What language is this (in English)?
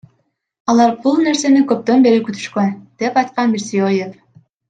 Kyrgyz